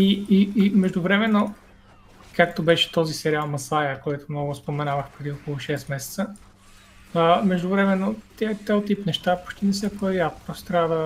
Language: Bulgarian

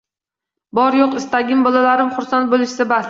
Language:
Uzbek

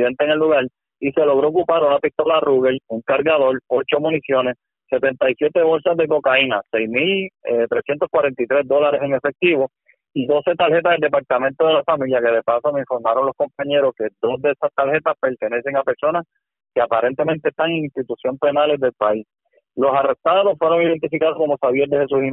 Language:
Spanish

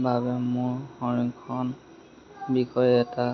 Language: Assamese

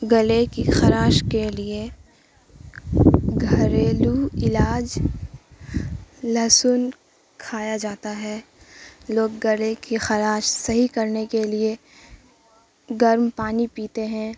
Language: Urdu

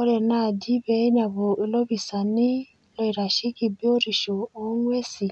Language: Masai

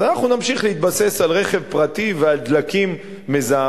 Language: Hebrew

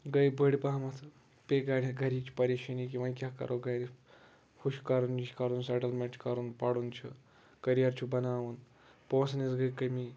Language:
Kashmiri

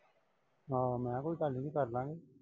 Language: Punjabi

